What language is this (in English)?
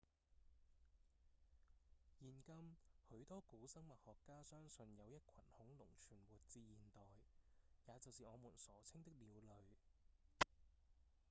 Cantonese